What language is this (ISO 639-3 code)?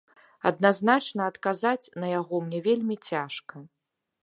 bel